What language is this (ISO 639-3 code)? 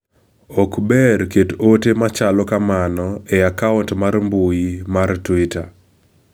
luo